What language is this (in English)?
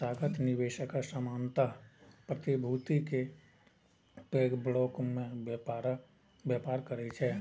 Maithili